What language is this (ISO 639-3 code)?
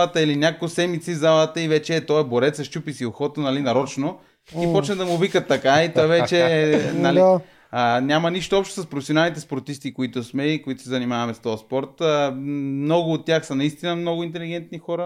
bul